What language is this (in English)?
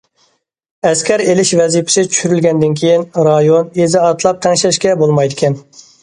Uyghur